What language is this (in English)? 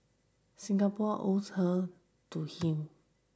English